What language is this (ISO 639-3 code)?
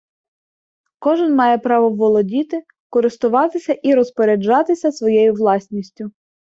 ukr